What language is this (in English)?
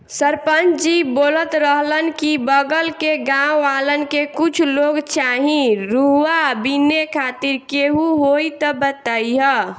Bhojpuri